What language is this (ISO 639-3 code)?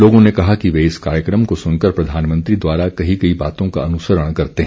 hin